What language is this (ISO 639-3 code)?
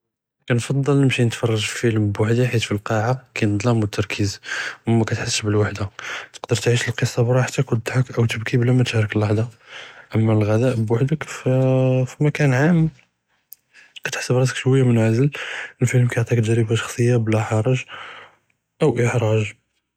jrb